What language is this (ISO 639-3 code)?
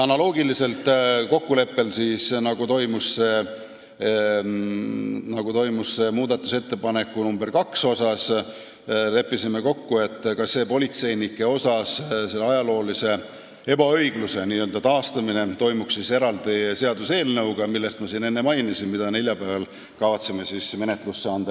est